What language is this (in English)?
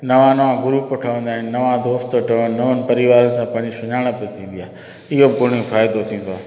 Sindhi